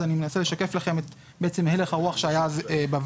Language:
Hebrew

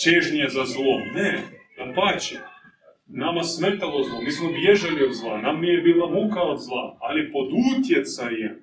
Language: Croatian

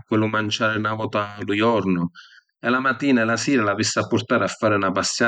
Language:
Sicilian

